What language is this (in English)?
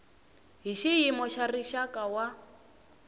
Tsonga